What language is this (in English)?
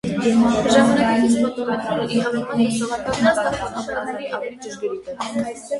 Armenian